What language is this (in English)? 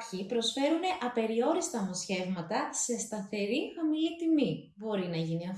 Greek